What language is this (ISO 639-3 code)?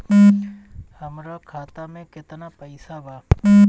bho